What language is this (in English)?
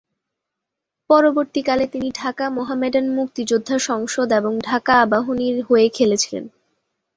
Bangla